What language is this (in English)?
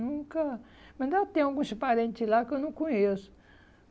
Portuguese